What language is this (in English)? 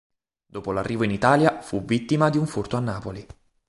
Italian